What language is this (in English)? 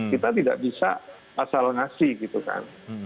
Indonesian